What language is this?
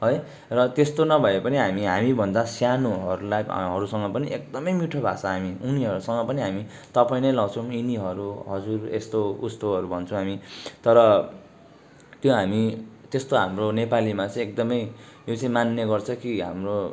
Nepali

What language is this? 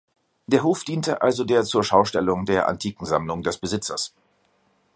German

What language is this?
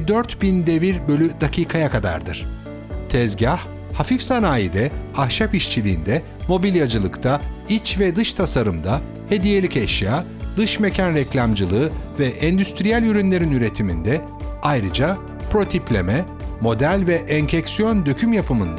Turkish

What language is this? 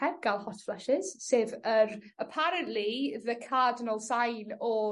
Welsh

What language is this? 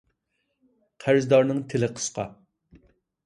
Uyghur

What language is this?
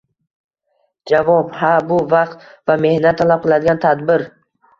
Uzbek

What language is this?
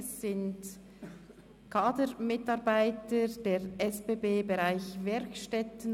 Swiss German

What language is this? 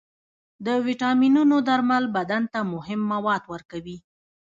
Pashto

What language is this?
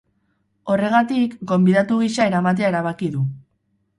Basque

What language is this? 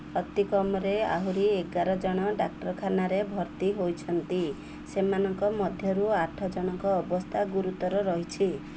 Odia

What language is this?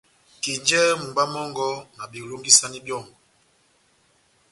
Batanga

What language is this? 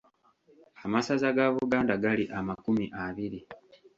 Ganda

